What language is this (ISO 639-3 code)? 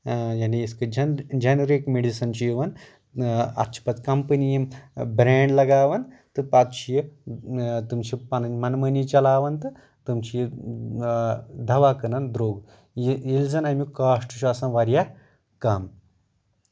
kas